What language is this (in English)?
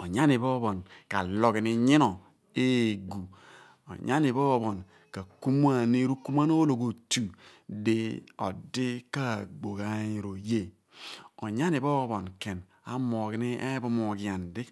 Abua